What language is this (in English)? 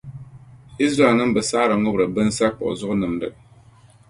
Dagbani